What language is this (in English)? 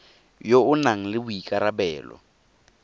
Tswana